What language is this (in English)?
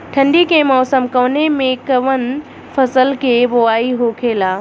Bhojpuri